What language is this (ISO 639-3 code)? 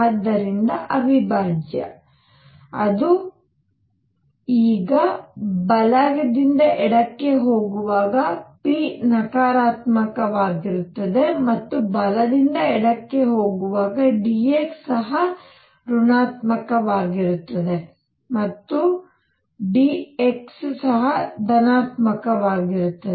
kan